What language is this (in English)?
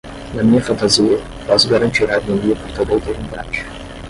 Portuguese